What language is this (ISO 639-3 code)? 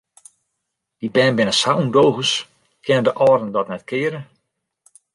fry